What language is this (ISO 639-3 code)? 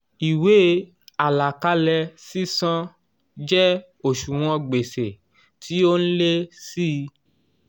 yor